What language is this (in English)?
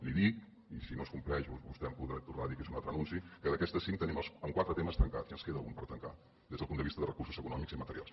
Catalan